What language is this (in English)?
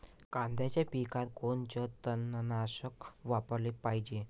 Marathi